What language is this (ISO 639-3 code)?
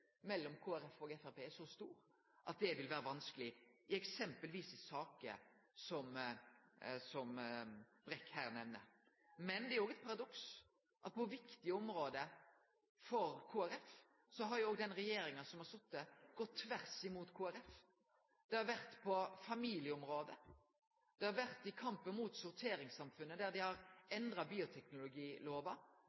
nno